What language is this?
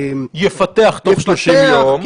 Hebrew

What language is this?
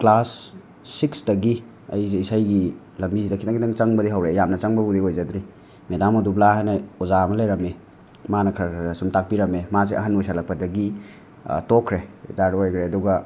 Manipuri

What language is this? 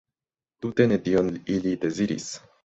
Esperanto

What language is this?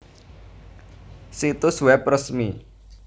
Javanese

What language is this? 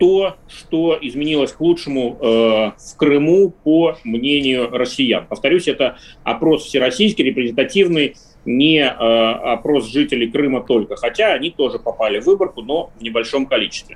Russian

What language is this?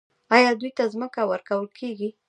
Pashto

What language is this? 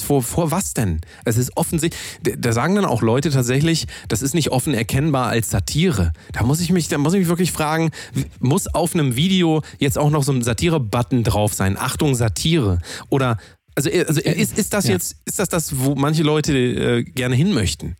German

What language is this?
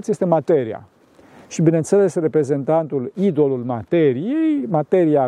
Romanian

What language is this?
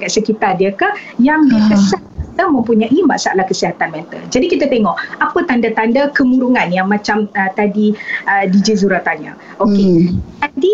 Malay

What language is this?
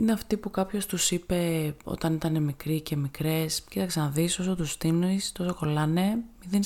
Greek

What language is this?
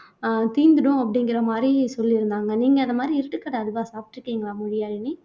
Tamil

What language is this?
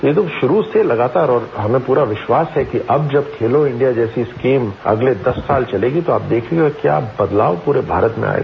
Hindi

